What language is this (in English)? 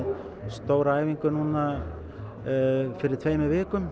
Icelandic